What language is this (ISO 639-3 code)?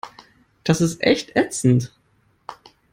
deu